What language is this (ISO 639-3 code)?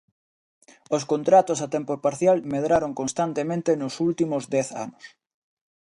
glg